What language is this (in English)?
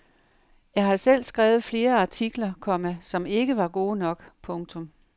Danish